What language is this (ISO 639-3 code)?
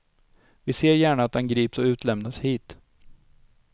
swe